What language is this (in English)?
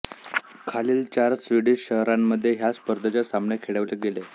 Marathi